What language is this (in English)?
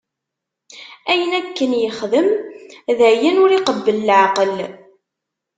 Kabyle